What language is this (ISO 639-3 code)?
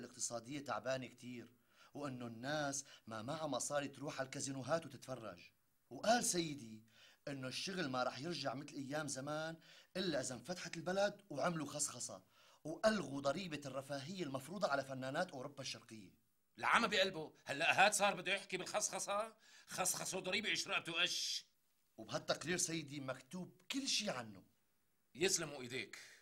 ara